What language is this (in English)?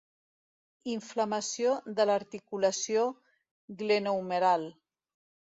Catalan